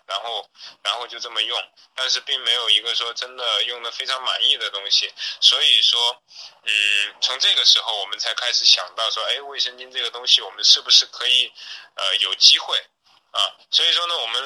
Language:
Chinese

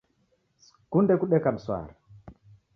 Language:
Taita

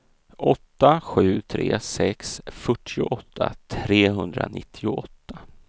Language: Swedish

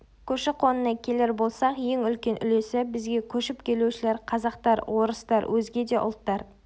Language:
Kazakh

